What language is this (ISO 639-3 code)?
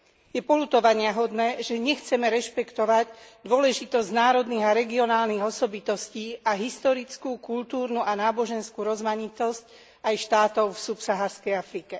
slk